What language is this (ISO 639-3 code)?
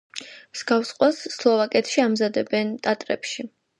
kat